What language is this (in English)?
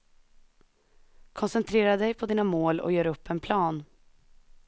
Swedish